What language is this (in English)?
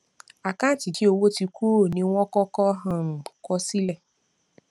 Yoruba